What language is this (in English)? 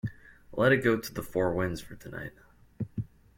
English